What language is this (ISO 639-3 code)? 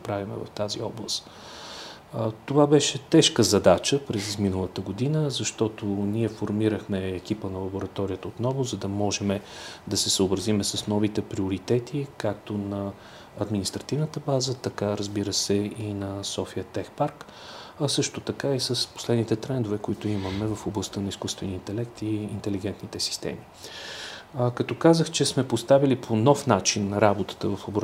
bul